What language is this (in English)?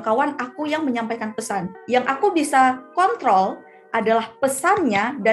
Indonesian